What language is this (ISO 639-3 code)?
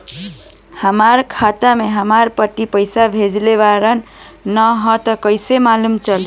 bho